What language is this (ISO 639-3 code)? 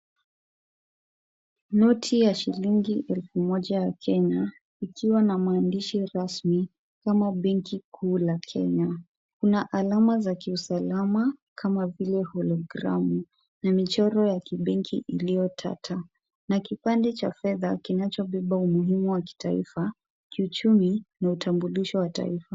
swa